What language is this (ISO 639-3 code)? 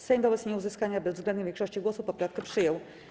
pol